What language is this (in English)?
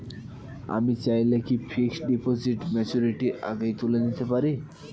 Bangla